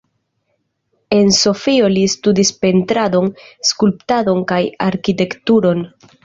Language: Esperanto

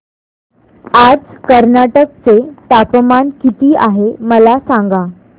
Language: Marathi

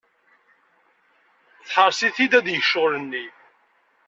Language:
Kabyle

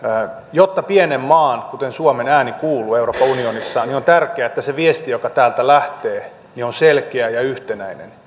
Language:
Finnish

